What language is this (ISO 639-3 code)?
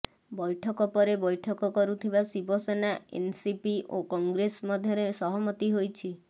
ori